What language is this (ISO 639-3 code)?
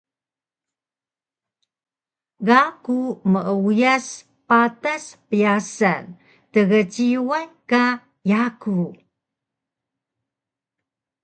trv